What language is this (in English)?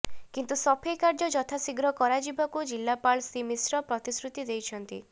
Odia